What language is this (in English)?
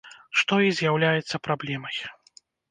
Belarusian